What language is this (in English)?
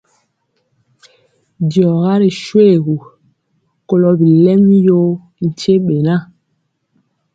Mpiemo